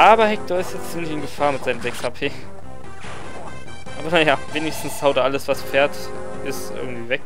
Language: German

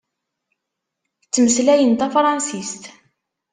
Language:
Kabyle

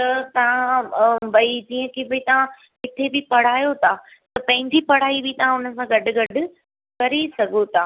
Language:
Sindhi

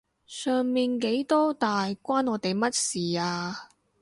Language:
Cantonese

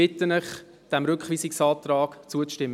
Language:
Swiss German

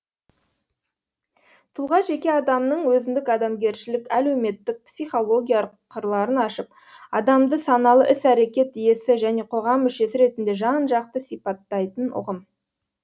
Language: Kazakh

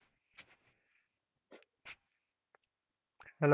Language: Bangla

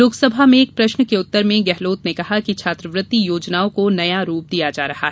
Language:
Hindi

